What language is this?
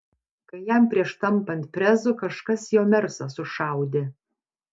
Lithuanian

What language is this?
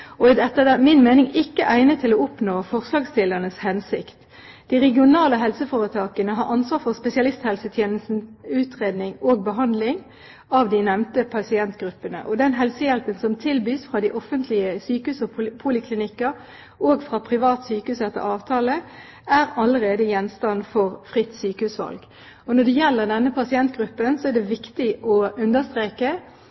Norwegian Bokmål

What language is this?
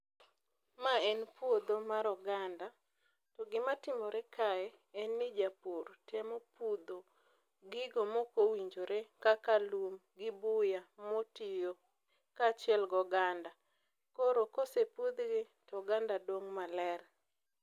Luo (Kenya and Tanzania)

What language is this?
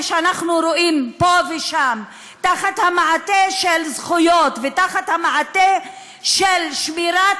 Hebrew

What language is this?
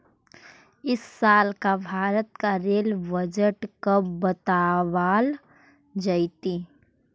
Magahi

